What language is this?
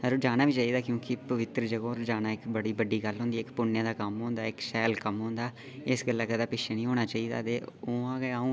Dogri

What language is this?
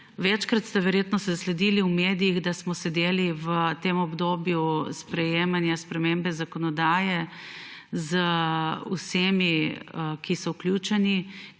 Slovenian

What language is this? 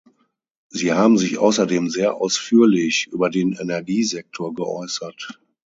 German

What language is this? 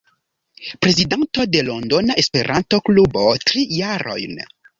Esperanto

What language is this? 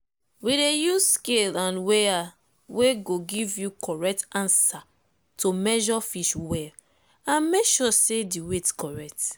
Nigerian Pidgin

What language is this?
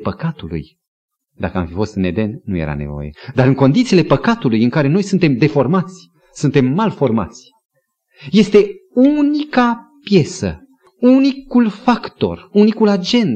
Romanian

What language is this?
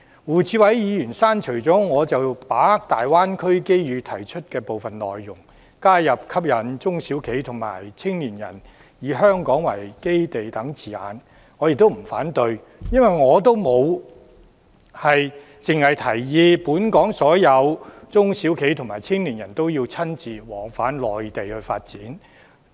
Cantonese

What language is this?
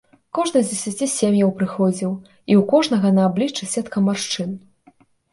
Belarusian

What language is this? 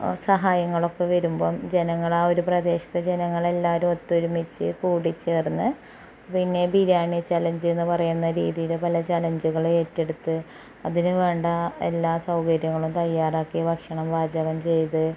Malayalam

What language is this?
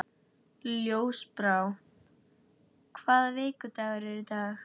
Icelandic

